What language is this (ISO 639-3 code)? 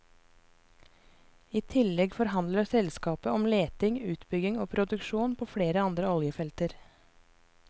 nor